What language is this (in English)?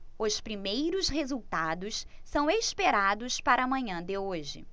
Portuguese